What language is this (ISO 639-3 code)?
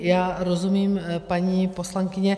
ces